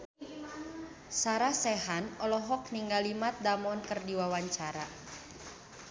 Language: Sundanese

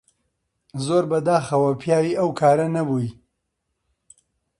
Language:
Central Kurdish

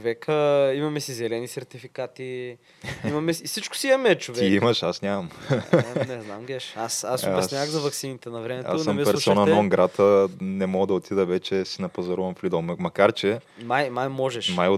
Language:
Bulgarian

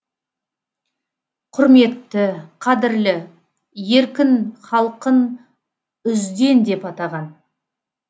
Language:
Kazakh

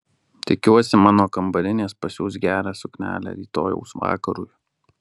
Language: Lithuanian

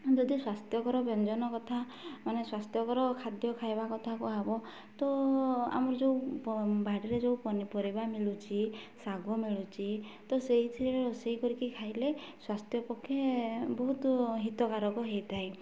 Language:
Odia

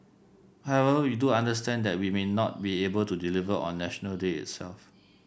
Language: English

